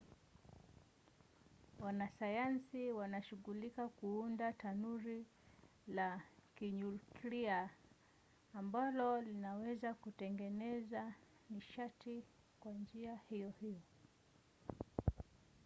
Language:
Swahili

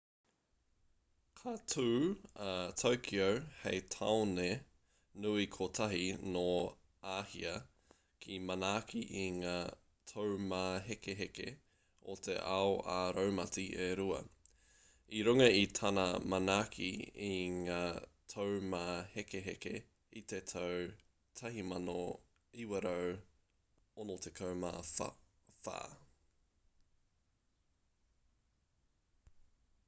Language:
Māori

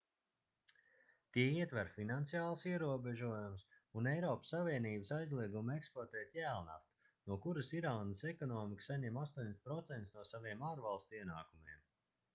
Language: Latvian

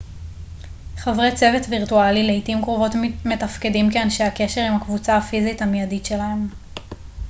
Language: Hebrew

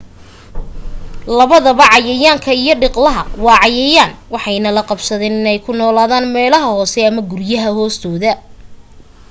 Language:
Somali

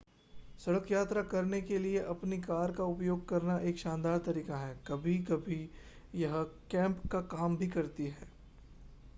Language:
Hindi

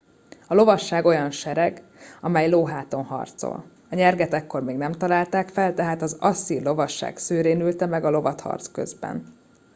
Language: Hungarian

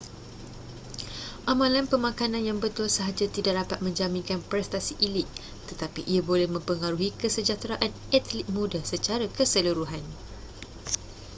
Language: Malay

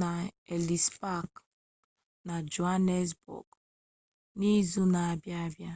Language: Igbo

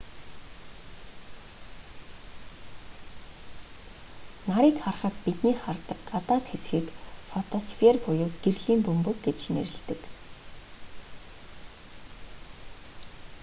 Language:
Mongolian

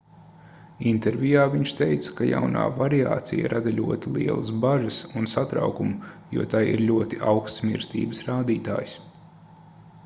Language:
Latvian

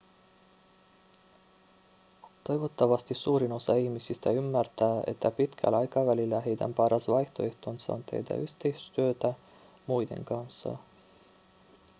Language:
Finnish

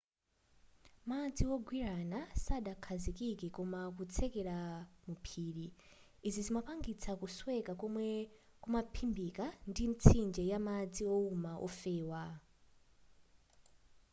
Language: Nyanja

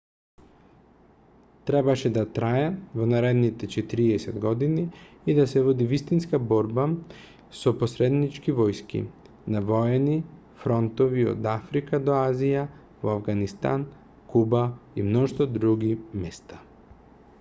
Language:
Macedonian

